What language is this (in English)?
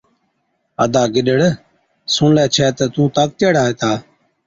Od